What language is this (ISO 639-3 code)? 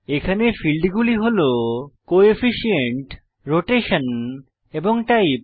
ben